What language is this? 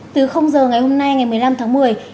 Vietnamese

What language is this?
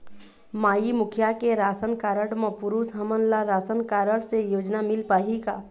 Chhattisgarhi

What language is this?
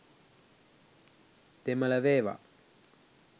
Sinhala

